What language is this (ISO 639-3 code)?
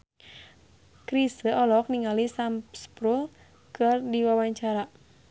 sun